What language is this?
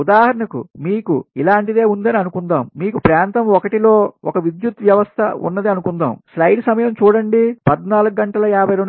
Telugu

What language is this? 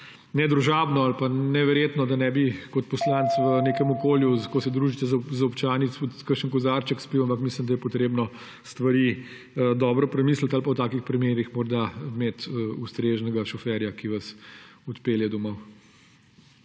Slovenian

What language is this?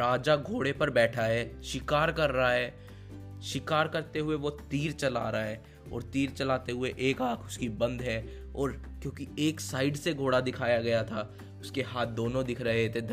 Hindi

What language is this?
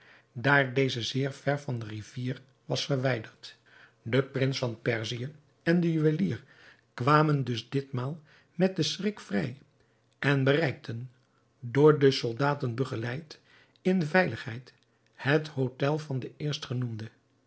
Dutch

